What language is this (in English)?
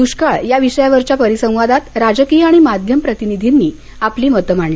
Marathi